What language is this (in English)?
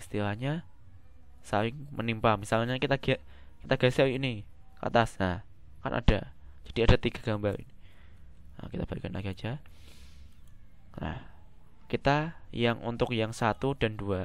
Indonesian